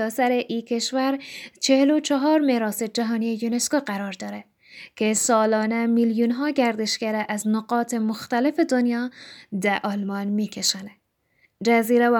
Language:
Persian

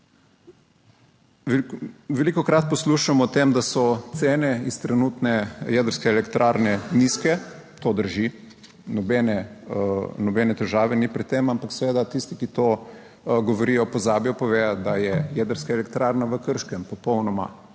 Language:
Slovenian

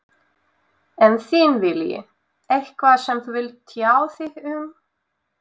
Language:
Icelandic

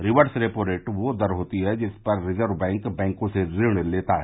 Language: Hindi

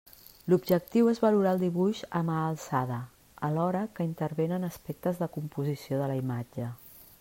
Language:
Catalan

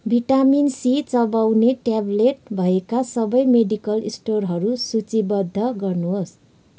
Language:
Nepali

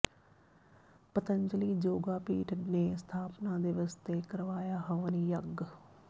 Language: Punjabi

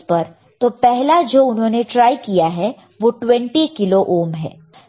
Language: Hindi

